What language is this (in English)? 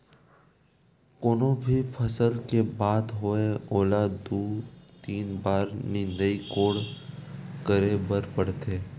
Chhattisgarhi